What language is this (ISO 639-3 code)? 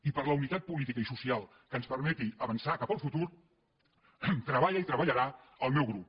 cat